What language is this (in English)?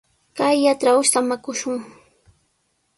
Sihuas Ancash Quechua